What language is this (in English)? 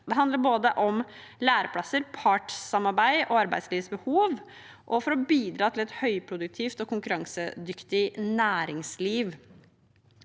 Norwegian